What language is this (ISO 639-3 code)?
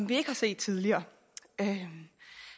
dan